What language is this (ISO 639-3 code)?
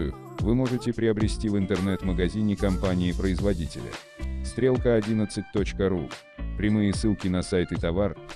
rus